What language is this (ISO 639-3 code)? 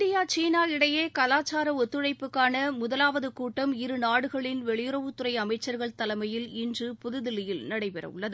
tam